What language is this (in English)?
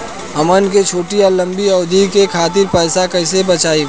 Bhojpuri